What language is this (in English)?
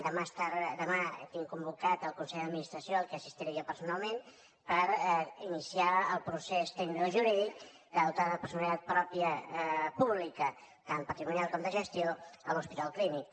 Catalan